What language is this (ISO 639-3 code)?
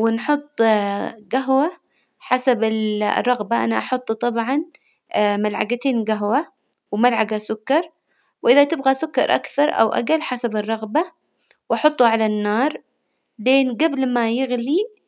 acw